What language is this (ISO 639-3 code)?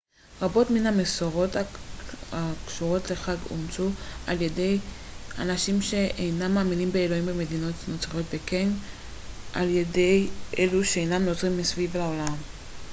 heb